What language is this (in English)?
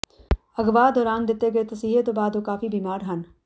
Punjabi